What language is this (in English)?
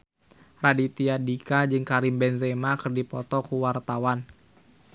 Sundanese